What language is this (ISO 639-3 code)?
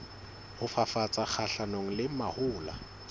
sot